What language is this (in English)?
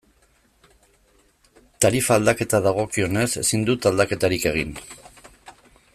Basque